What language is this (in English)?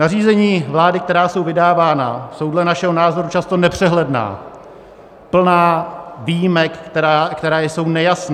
Czech